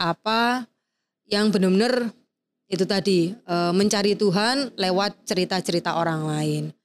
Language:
Indonesian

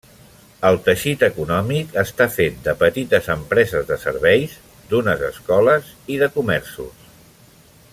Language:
Catalan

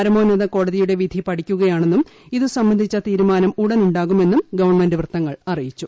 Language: Malayalam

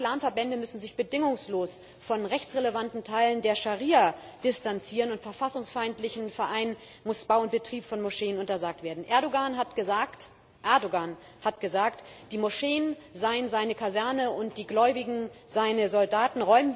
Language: German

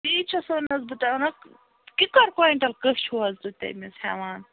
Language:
Kashmiri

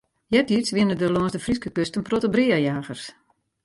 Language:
Western Frisian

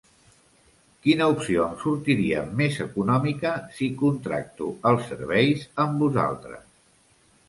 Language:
Catalan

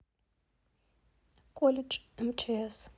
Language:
Russian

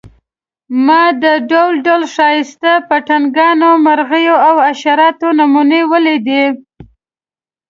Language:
Pashto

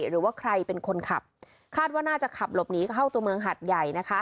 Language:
Thai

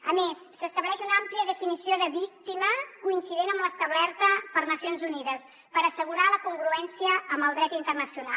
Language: Catalan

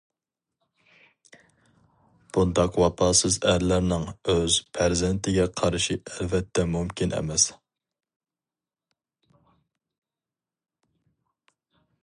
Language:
Uyghur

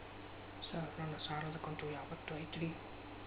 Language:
Kannada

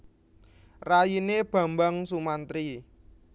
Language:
Javanese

